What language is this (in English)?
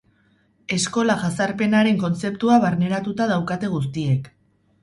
Basque